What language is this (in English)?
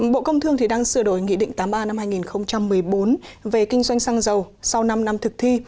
Vietnamese